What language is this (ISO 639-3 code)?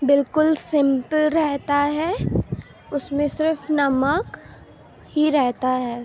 urd